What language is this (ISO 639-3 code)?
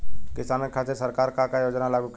bho